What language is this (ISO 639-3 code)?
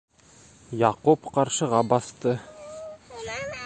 bak